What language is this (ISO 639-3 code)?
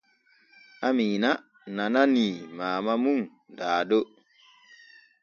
fue